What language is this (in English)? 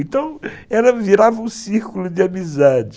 Portuguese